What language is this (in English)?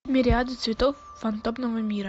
Russian